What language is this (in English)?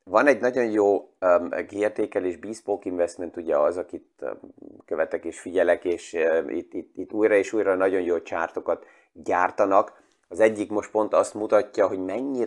Hungarian